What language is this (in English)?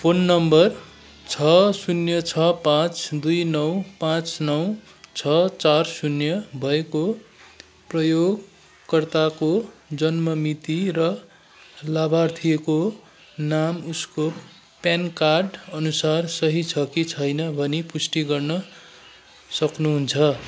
Nepali